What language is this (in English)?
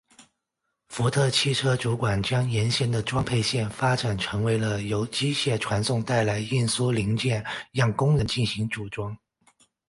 Chinese